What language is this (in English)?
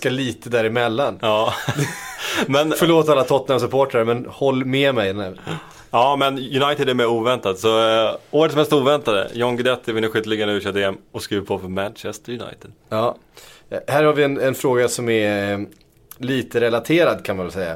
Swedish